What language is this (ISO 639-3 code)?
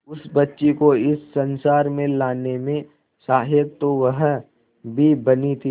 hin